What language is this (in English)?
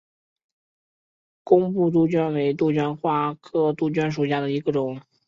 Chinese